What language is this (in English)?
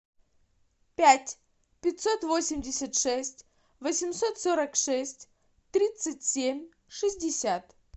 Russian